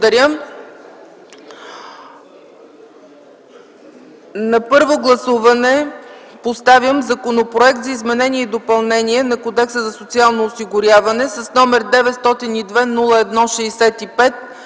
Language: Bulgarian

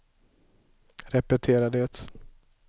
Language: Swedish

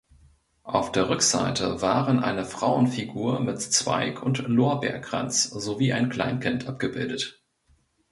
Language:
German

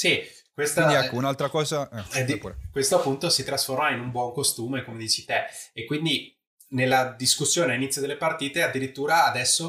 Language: Italian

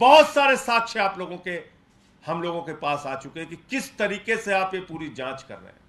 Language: Hindi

